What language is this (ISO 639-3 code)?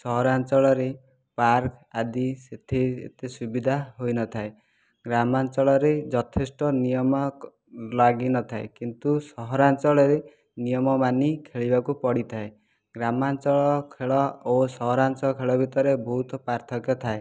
ori